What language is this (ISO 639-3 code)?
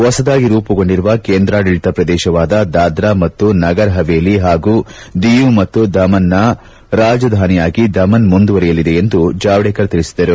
kan